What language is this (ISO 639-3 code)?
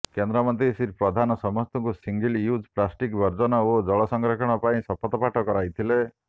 ori